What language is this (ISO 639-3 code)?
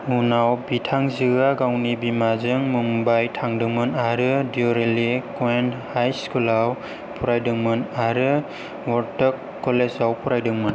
brx